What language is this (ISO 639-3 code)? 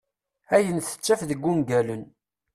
kab